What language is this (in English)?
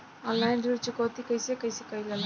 Bhojpuri